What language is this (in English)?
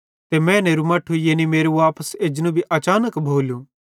Bhadrawahi